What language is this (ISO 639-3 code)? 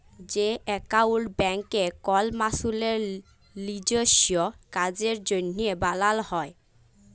ben